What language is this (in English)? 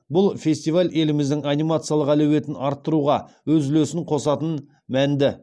Kazakh